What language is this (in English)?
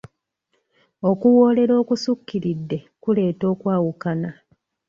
Ganda